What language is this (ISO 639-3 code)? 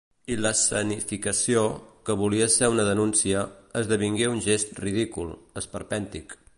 cat